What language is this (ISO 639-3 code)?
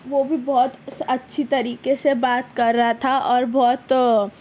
urd